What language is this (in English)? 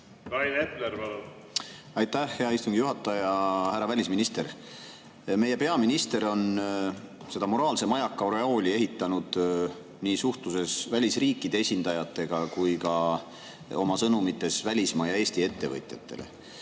Estonian